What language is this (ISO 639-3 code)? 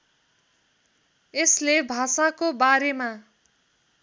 nep